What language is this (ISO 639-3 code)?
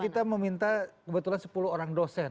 ind